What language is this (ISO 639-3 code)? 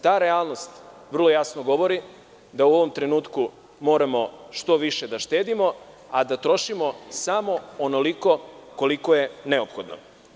srp